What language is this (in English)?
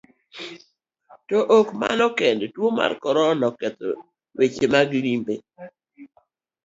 Luo (Kenya and Tanzania)